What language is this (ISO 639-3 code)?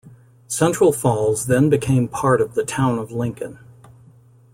eng